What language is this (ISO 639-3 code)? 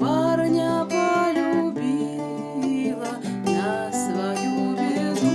ukr